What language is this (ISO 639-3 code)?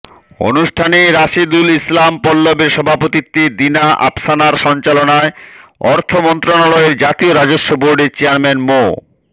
ben